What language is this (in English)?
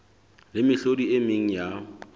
Southern Sotho